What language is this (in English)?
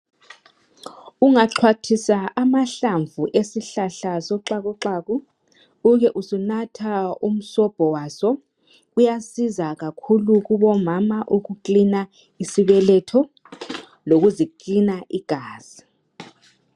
North Ndebele